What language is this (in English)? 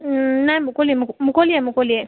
Assamese